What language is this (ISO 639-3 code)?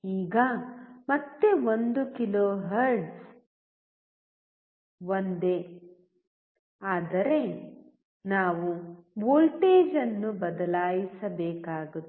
kan